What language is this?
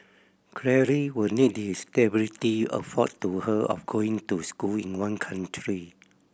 English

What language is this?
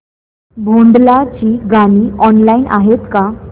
Marathi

